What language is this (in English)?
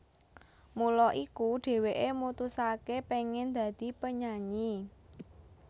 Javanese